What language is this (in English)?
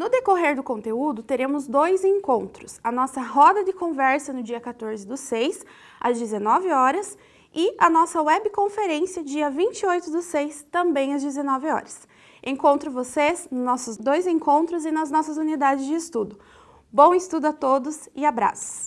Portuguese